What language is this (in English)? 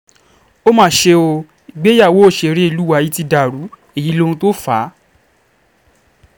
Yoruba